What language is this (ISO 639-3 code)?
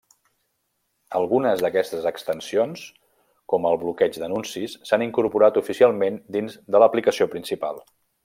cat